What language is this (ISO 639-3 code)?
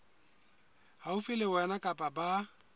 sot